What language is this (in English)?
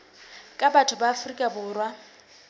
Southern Sotho